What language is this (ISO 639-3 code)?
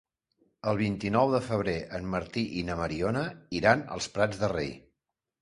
cat